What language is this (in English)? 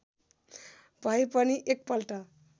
Nepali